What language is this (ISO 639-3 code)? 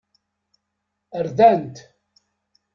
kab